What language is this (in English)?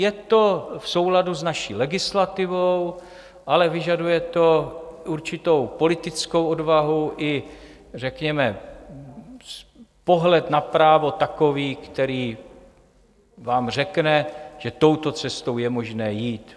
Czech